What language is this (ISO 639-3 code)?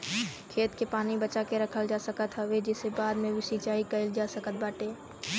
bho